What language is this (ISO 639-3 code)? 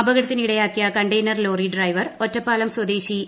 mal